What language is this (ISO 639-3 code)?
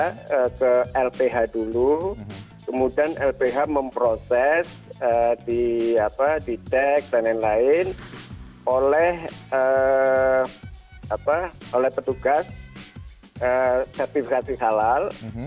ind